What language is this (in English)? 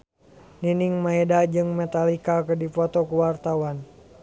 Sundanese